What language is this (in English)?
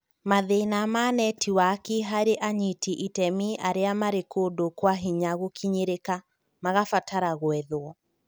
Kikuyu